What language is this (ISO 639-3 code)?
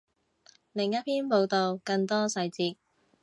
yue